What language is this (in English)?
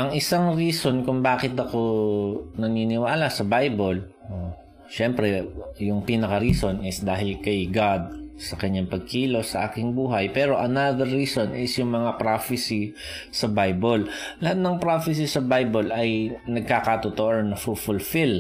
Filipino